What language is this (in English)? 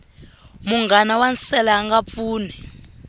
Tsonga